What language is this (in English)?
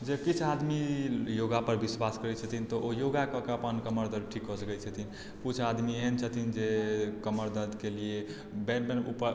Maithili